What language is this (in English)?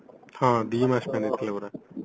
Odia